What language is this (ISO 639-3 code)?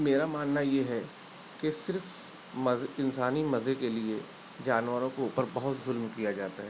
urd